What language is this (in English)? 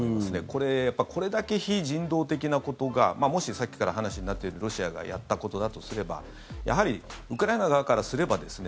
Japanese